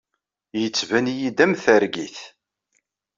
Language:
Kabyle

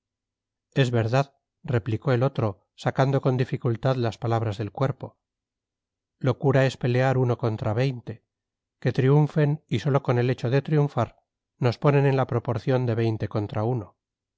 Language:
Spanish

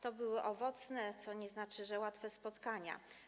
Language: Polish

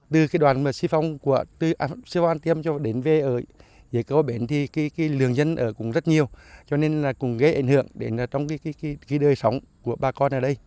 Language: Vietnamese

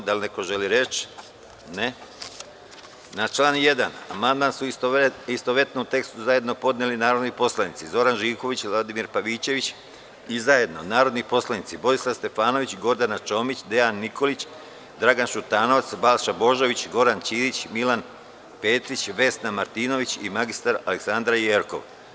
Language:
Serbian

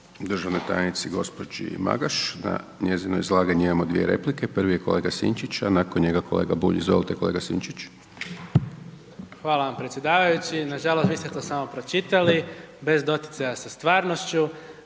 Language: Croatian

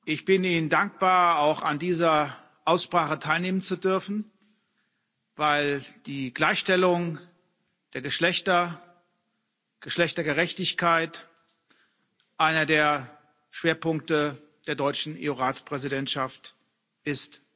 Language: German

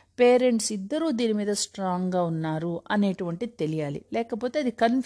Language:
Telugu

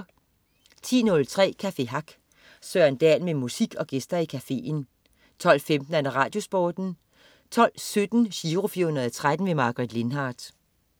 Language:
Danish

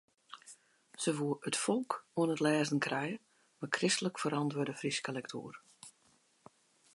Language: Western Frisian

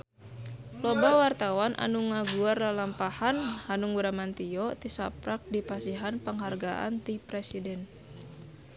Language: Sundanese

